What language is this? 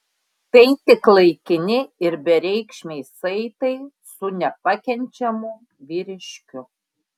Lithuanian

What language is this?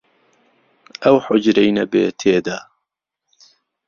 Central Kurdish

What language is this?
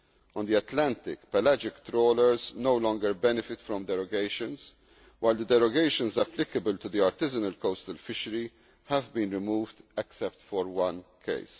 English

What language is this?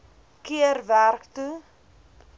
Afrikaans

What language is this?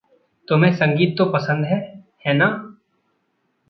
Hindi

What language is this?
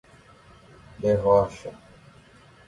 Portuguese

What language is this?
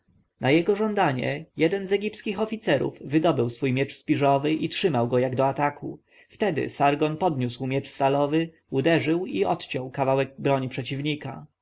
Polish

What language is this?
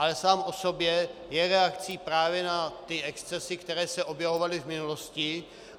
Czech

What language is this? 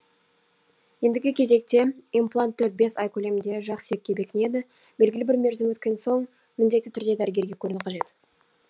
Kazakh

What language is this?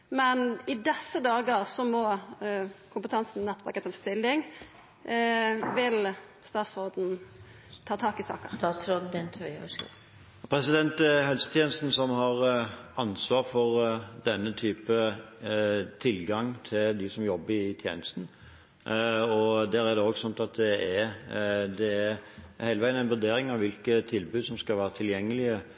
Norwegian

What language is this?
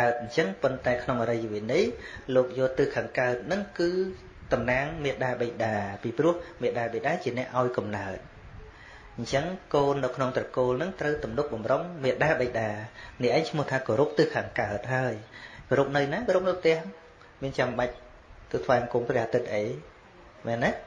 Vietnamese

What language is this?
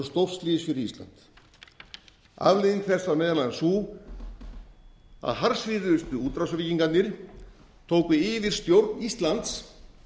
Icelandic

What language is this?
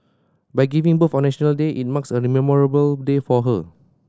English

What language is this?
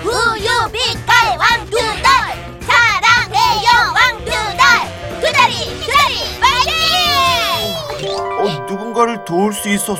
Korean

